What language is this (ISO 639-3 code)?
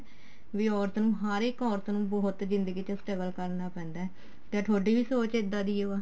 pan